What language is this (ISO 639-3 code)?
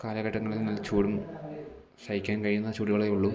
mal